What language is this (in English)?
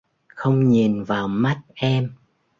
Vietnamese